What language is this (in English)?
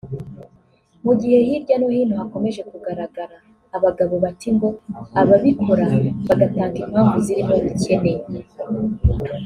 Kinyarwanda